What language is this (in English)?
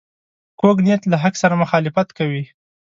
Pashto